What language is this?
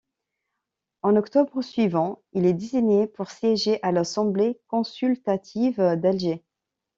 French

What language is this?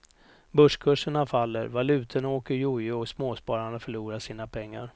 Swedish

